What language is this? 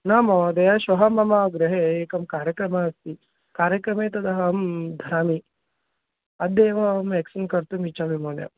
Sanskrit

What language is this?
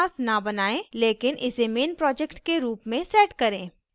Hindi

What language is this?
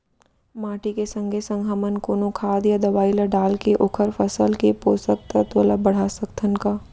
Chhattisgarhi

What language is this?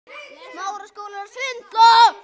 Icelandic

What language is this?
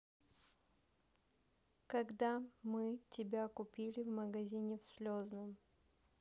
Russian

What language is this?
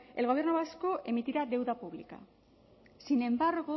Spanish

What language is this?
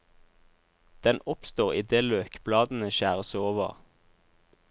Norwegian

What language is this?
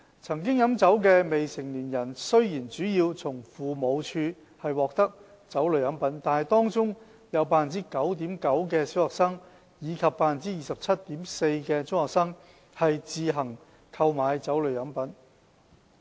Cantonese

